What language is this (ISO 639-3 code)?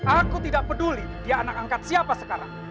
ind